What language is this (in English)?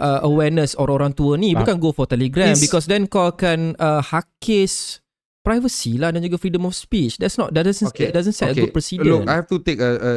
Malay